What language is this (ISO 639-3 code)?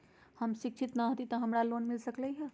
mag